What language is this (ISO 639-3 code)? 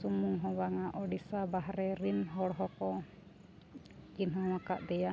sat